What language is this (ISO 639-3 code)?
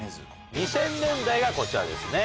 jpn